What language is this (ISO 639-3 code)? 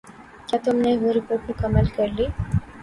urd